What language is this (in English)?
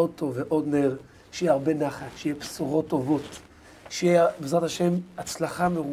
Hebrew